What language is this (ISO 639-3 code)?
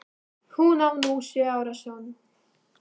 isl